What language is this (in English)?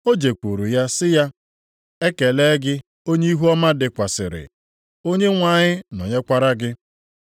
Igbo